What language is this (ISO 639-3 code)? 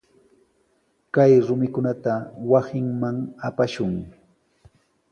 qws